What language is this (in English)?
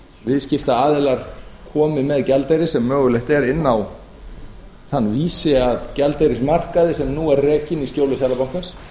Icelandic